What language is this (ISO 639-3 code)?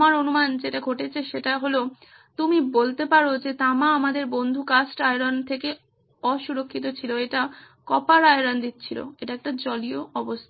ben